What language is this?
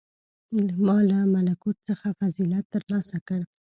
Pashto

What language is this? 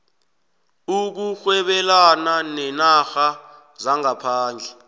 South Ndebele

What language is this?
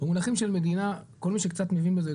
Hebrew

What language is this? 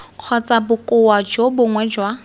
Tswana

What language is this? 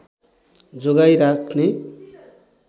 Nepali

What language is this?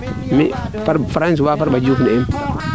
Serer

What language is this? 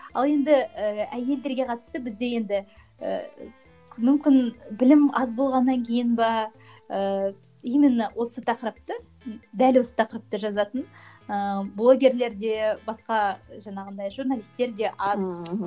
Kazakh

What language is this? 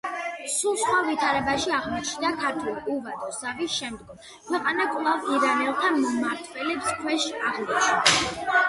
Georgian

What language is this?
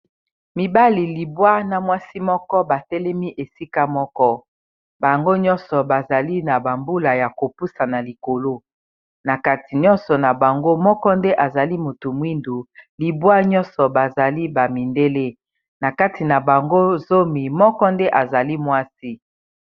Lingala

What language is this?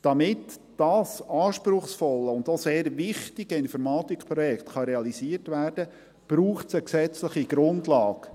Swiss German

